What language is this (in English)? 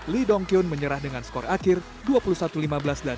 Indonesian